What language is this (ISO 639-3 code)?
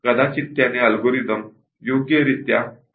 mar